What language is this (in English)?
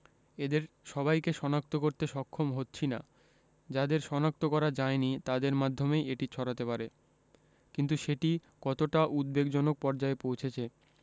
Bangla